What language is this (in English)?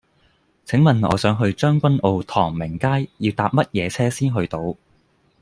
Cantonese